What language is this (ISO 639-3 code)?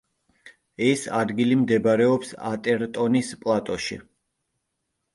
kat